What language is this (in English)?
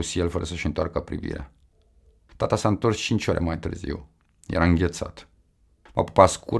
Romanian